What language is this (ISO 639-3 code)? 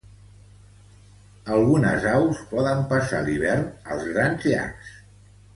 cat